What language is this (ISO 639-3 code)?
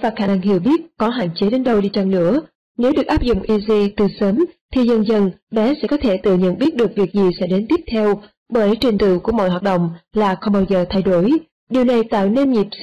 vie